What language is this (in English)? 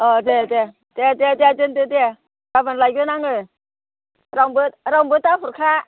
Bodo